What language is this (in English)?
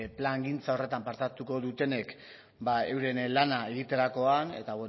Basque